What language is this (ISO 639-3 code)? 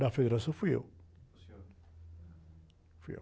por